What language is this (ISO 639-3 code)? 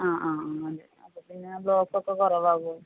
mal